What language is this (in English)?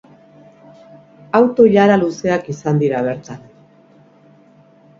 Basque